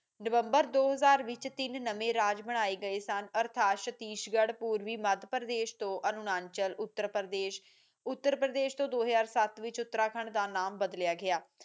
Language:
Punjabi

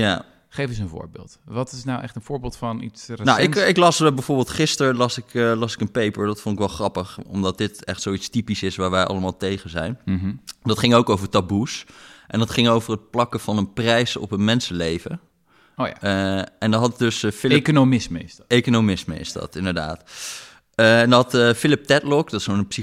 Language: Dutch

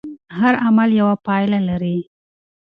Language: Pashto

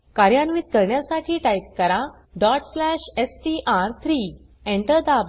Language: Marathi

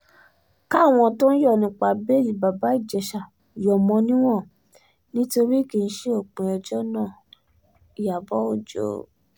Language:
Yoruba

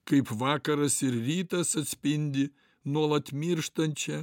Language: Lithuanian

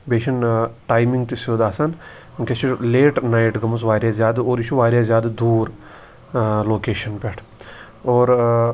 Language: Kashmiri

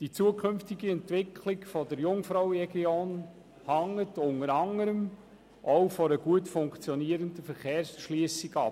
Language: Swiss German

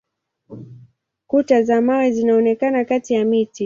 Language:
Swahili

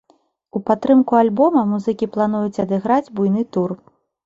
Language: Belarusian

